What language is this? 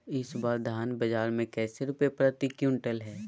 Magahi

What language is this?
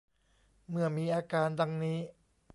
Thai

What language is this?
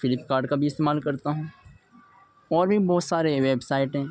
Urdu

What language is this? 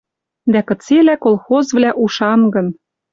Western Mari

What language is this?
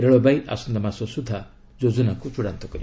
Odia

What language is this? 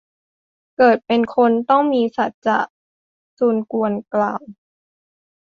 Thai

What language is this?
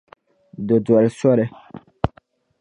Dagbani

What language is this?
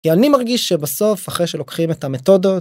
Hebrew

